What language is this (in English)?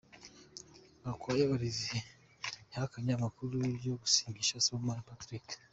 Kinyarwanda